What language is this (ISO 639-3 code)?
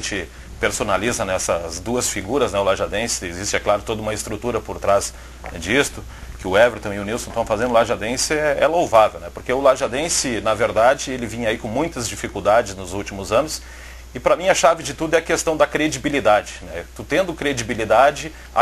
por